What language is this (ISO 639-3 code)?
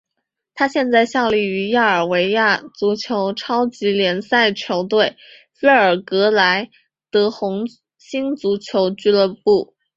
zho